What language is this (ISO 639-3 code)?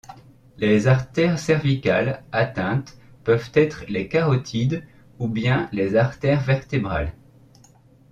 fra